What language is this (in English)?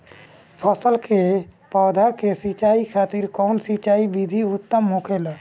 Bhojpuri